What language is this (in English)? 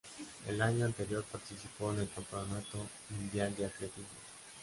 Spanish